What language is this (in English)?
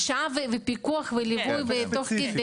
Hebrew